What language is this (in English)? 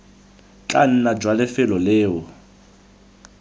Tswana